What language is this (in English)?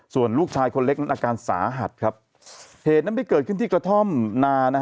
Thai